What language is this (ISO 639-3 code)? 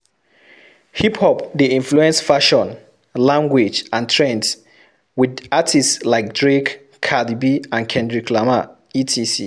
pcm